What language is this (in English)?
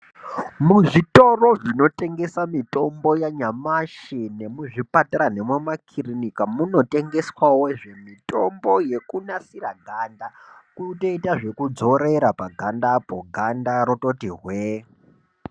Ndau